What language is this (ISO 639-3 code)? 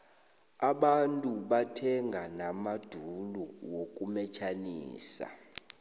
nbl